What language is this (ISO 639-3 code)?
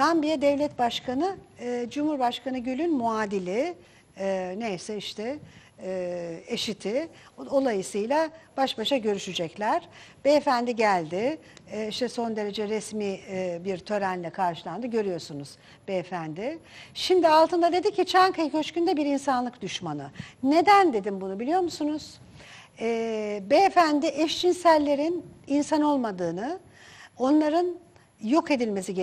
tur